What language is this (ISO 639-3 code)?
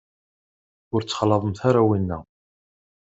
kab